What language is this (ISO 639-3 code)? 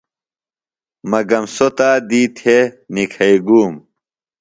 phl